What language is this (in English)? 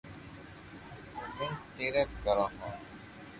Loarki